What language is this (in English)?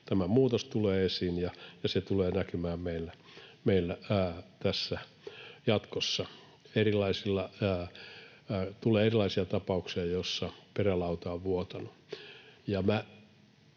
Finnish